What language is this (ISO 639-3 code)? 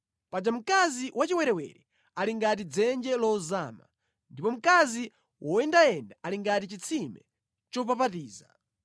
nya